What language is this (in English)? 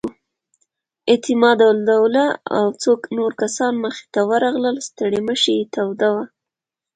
Pashto